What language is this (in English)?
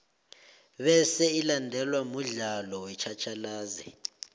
South Ndebele